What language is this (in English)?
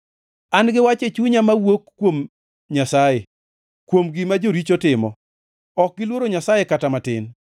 Luo (Kenya and Tanzania)